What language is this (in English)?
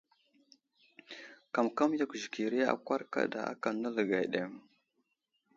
Wuzlam